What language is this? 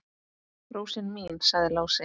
Icelandic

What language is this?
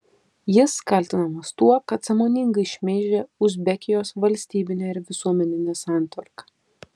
Lithuanian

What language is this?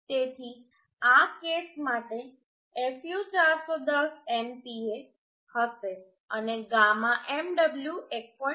Gujarati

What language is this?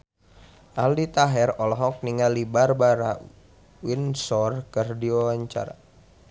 Sundanese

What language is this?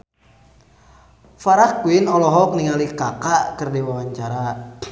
Sundanese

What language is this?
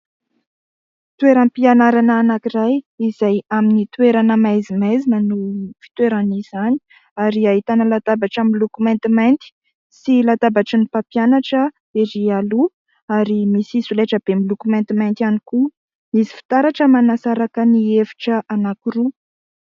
Malagasy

